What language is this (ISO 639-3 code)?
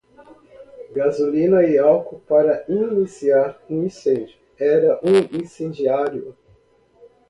por